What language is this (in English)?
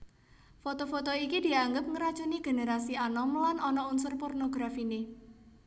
Javanese